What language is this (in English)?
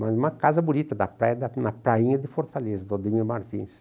Portuguese